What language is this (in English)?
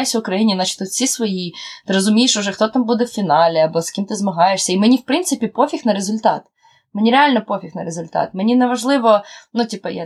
Ukrainian